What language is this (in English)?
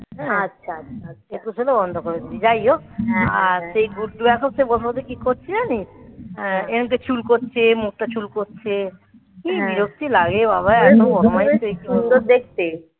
Bangla